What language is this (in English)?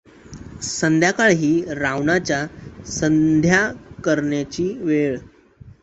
Marathi